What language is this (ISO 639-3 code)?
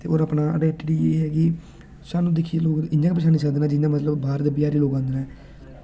doi